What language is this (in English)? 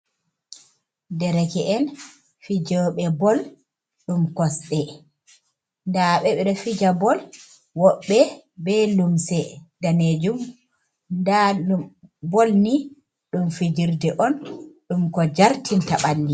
Fula